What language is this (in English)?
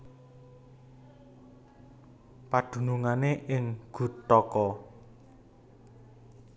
Javanese